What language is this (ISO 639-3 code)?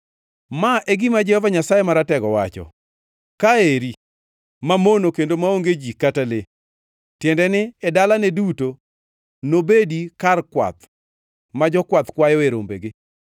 luo